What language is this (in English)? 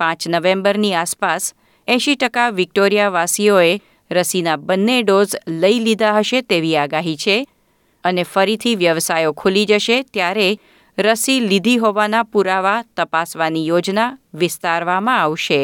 Gujarati